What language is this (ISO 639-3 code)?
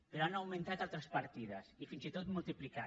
cat